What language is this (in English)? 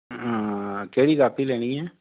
Dogri